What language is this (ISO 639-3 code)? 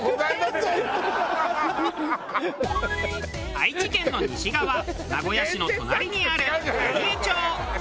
jpn